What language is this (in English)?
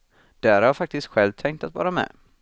Swedish